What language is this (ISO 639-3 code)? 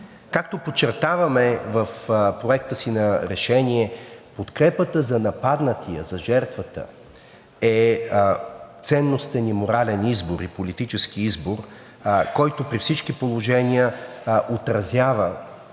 bul